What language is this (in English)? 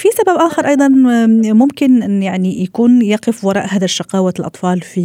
Arabic